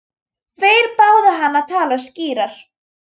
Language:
Icelandic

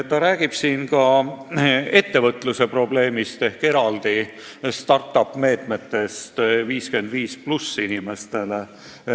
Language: Estonian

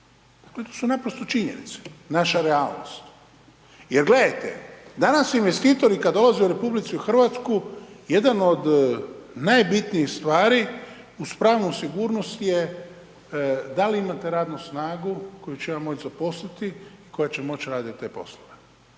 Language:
Croatian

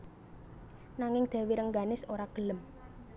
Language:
Javanese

